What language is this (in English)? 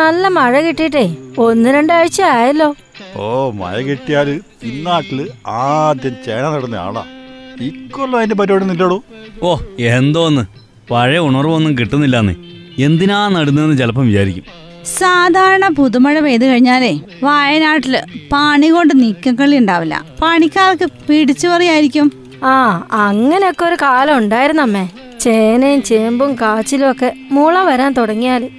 Malayalam